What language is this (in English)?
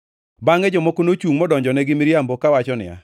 Luo (Kenya and Tanzania)